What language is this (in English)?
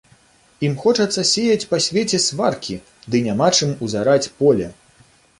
Belarusian